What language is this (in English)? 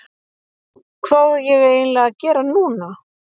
Icelandic